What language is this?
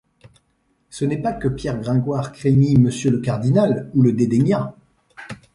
French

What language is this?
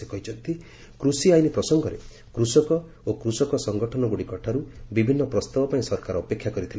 Odia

